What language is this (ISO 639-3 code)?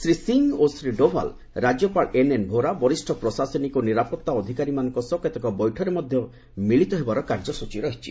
ori